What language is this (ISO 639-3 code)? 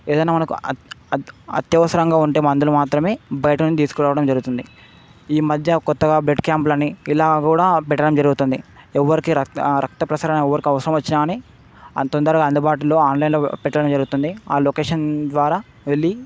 tel